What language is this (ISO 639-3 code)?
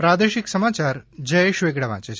guj